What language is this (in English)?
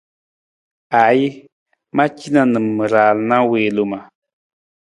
Nawdm